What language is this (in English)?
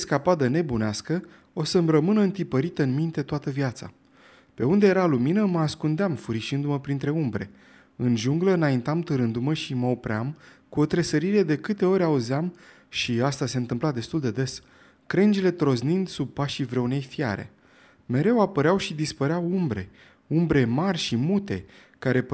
Romanian